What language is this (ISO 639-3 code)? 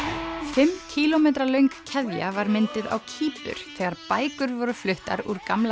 isl